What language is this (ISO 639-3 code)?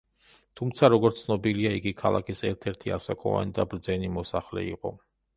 kat